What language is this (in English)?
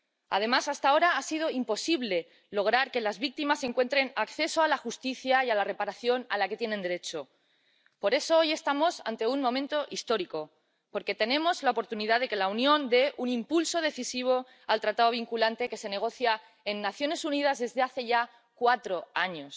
Spanish